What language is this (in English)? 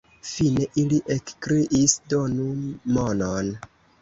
Esperanto